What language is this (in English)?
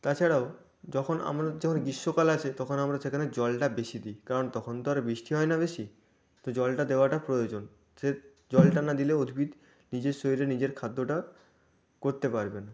Bangla